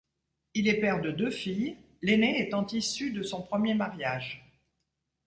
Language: French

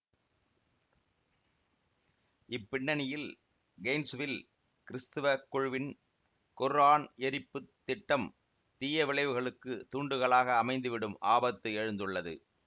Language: Tamil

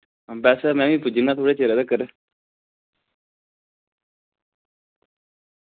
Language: Dogri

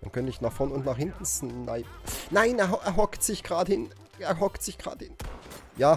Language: German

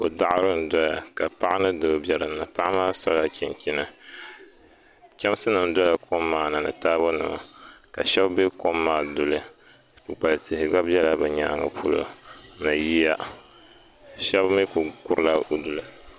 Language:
Dagbani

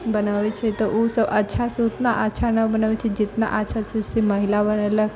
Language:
Maithili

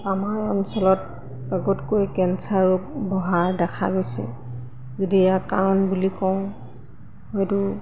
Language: Assamese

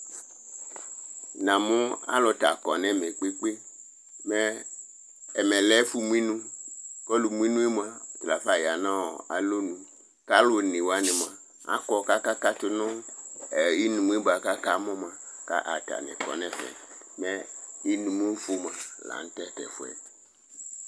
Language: Ikposo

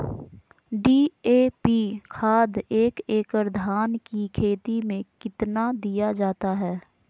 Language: Magahi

